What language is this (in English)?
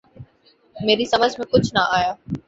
Urdu